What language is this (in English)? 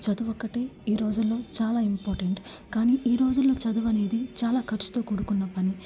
Telugu